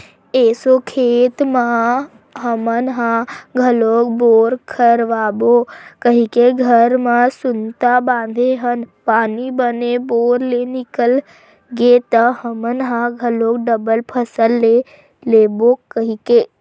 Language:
Chhattisgarhi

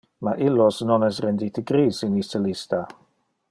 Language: Interlingua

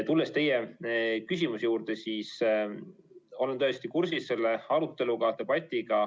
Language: Estonian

